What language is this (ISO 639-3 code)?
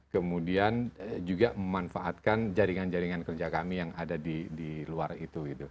ind